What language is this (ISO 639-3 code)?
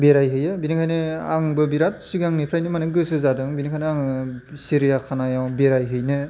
brx